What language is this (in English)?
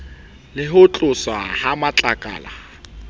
Southern Sotho